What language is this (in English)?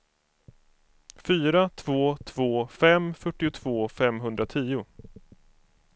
Swedish